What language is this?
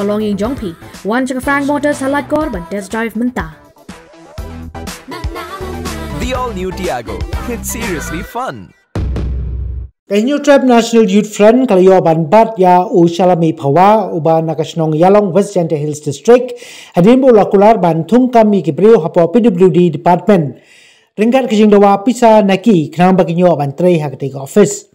Indonesian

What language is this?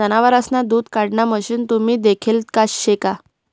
Marathi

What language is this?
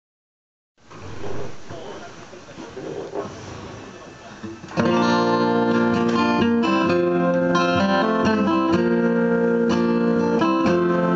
Japanese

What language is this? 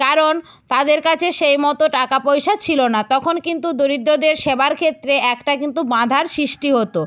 Bangla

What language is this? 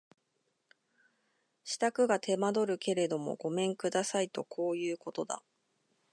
Japanese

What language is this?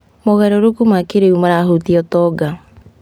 Kikuyu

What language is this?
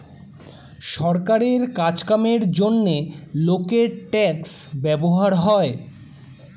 Bangla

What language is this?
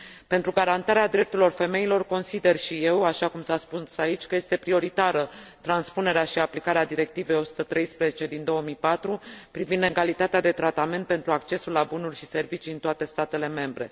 Romanian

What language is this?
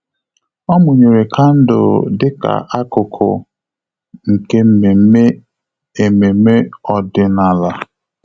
Igbo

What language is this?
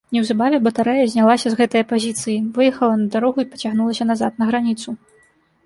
Belarusian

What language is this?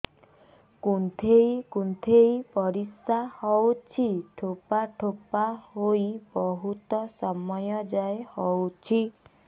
Odia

